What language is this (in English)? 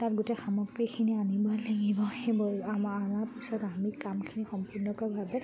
Assamese